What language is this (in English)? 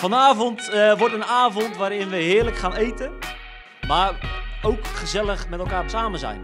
Dutch